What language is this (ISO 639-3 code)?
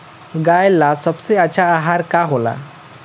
bho